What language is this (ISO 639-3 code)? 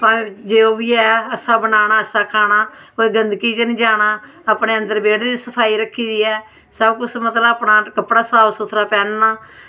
doi